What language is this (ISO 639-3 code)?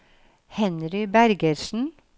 nor